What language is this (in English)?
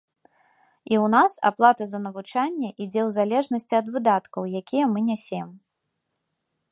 Belarusian